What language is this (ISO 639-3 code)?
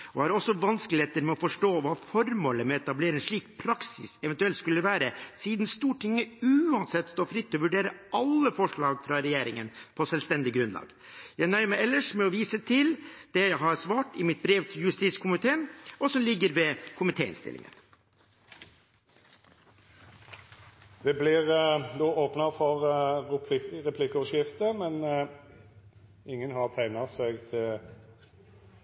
nor